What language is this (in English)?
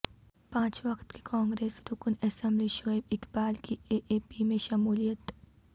Urdu